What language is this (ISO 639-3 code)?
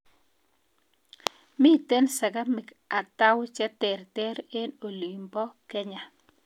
kln